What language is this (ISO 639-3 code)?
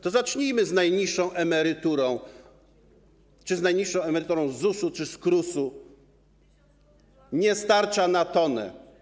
pol